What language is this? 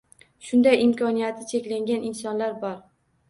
Uzbek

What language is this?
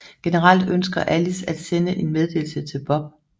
Danish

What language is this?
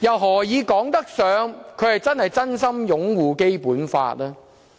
Cantonese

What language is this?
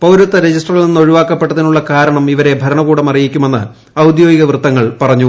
Malayalam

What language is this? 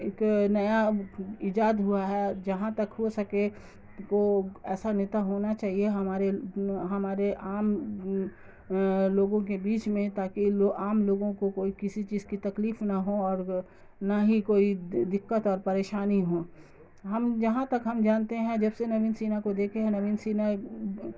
Urdu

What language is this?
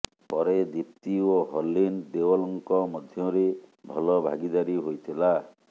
Odia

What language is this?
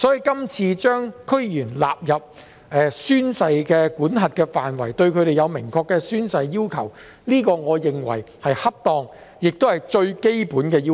Cantonese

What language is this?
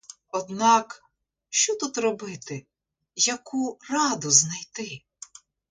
Ukrainian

